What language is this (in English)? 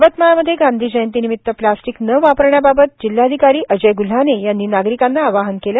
Marathi